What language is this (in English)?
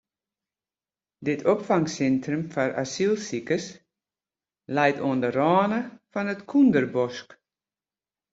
Western Frisian